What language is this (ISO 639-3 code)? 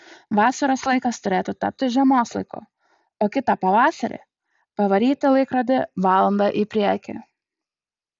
lit